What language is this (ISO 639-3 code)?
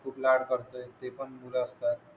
mar